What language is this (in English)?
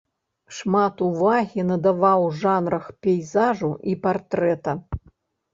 Belarusian